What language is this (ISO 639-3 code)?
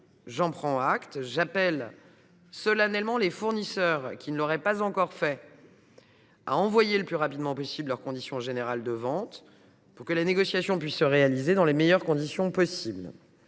fra